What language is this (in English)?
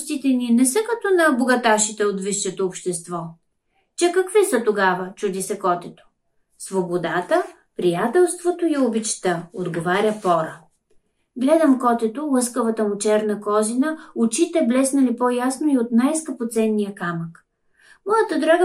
Bulgarian